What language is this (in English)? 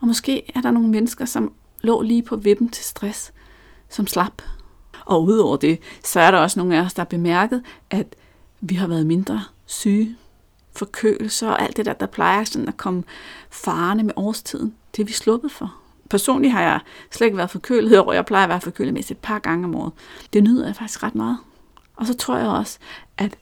Danish